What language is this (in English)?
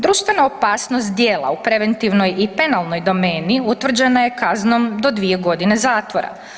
Croatian